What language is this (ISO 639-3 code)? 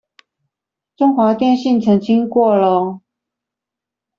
zho